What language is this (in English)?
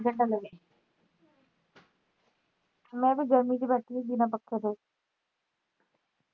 Punjabi